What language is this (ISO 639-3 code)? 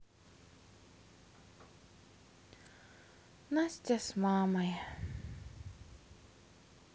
rus